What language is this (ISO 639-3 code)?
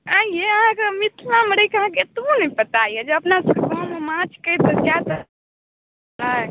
mai